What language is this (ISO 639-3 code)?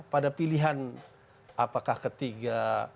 ind